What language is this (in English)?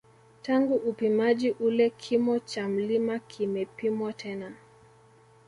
Swahili